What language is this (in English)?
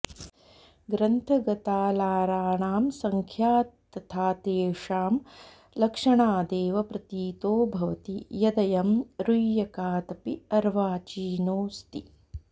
Sanskrit